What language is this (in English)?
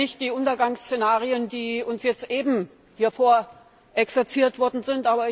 German